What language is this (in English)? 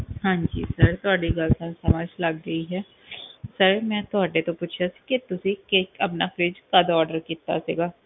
Punjabi